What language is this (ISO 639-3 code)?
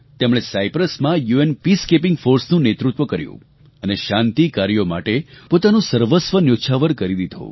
guj